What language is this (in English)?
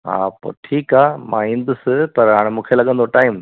Sindhi